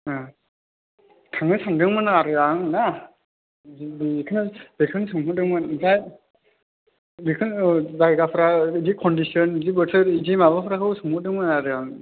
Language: Bodo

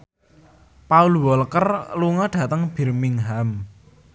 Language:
Javanese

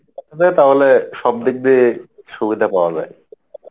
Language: Bangla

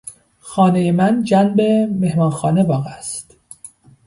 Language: Persian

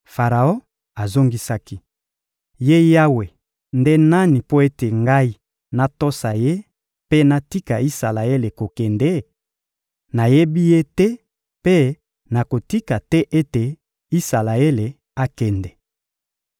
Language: Lingala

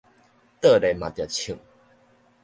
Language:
Min Nan Chinese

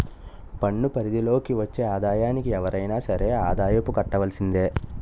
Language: Telugu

